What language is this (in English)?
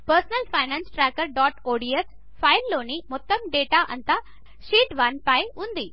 Telugu